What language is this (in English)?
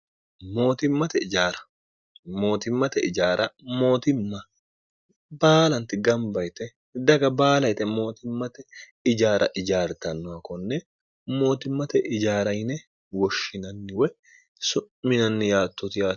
Sidamo